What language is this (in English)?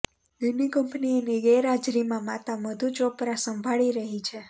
Gujarati